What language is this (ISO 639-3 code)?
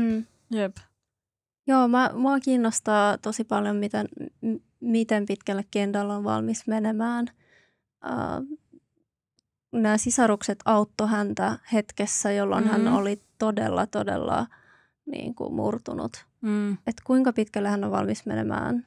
fin